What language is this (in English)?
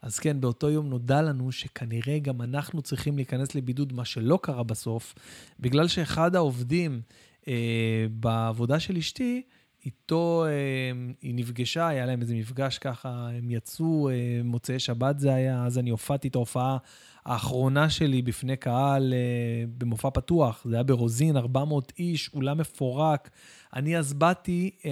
Hebrew